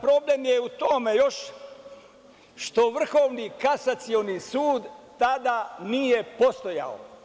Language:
Serbian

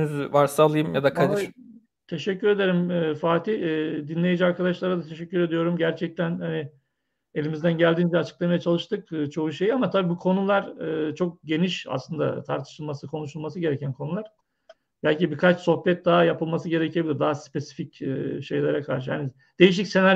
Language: Turkish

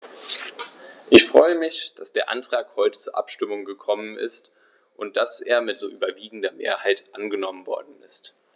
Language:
German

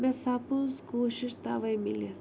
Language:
Kashmiri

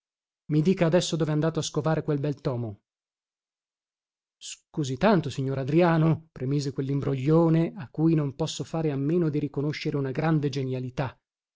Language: Italian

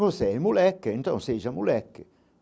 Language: Portuguese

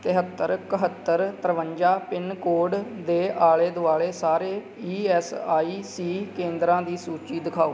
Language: Punjabi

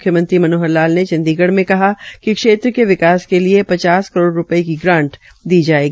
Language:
Hindi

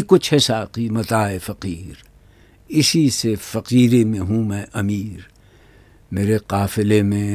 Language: Urdu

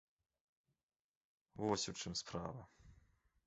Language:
Belarusian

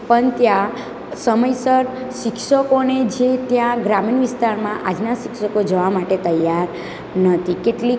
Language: Gujarati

